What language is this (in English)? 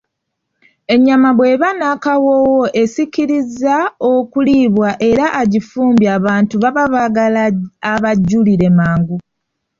Ganda